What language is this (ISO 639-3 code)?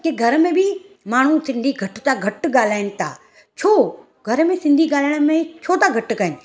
snd